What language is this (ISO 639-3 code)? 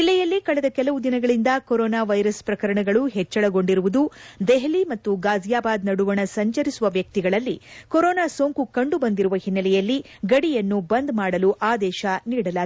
kan